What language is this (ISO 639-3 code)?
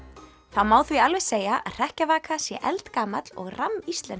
isl